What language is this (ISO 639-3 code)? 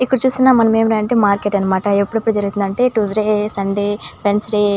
tel